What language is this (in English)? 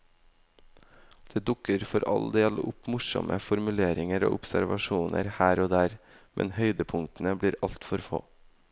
Norwegian